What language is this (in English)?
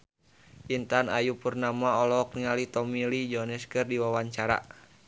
Sundanese